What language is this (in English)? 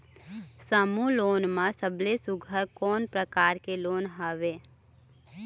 Chhattisgarhi